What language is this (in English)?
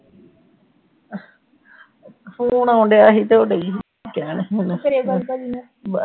Punjabi